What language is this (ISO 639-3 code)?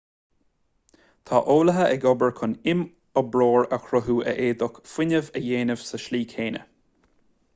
gle